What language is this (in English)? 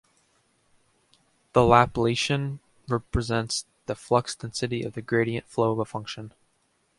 English